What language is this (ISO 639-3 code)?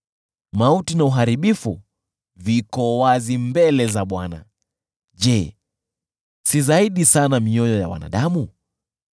swa